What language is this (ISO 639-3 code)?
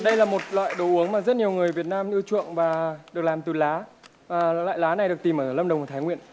vie